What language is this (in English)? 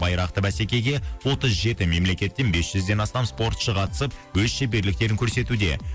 Kazakh